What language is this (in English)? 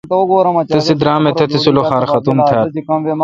Kalkoti